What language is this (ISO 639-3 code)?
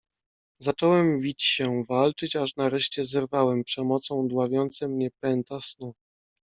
pol